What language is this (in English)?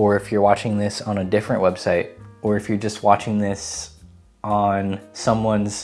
English